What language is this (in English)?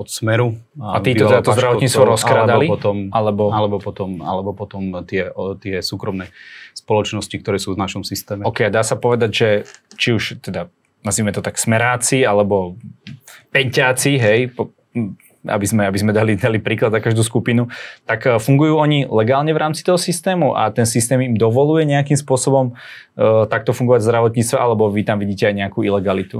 Slovak